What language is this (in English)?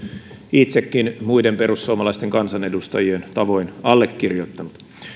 Finnish